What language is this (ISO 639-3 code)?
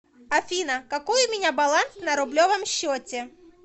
rus